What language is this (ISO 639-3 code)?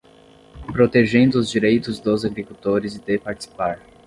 por